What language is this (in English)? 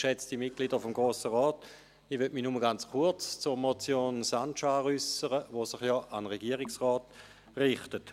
Swiss German